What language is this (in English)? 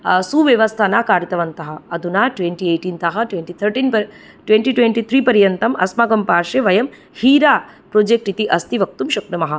Sanskrit